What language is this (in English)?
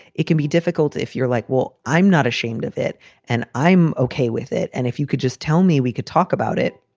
English